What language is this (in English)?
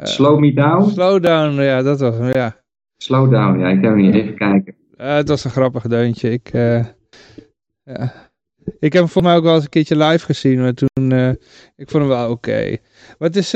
Dutch